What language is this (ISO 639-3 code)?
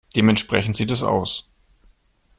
deu